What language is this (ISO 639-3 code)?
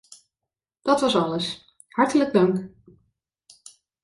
nld